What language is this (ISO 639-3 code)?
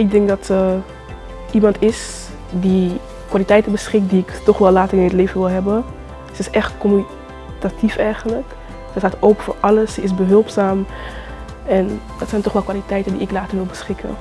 nld